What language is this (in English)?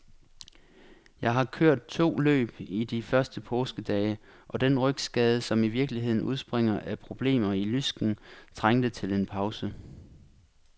Danish